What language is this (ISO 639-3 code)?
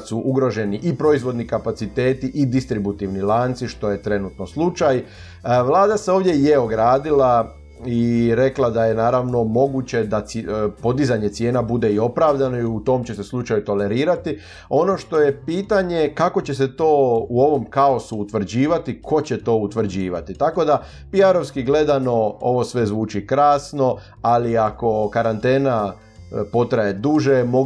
hrv